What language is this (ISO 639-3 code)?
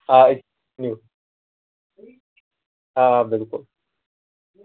kas